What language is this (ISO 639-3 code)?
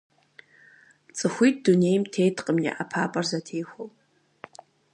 kbd